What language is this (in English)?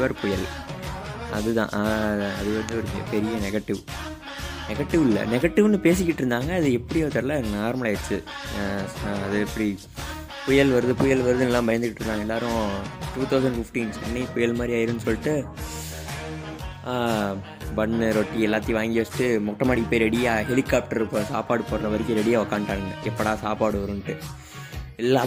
Tamil